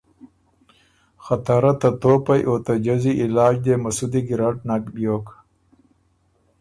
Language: Ormuri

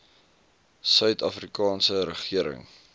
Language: Afrikaans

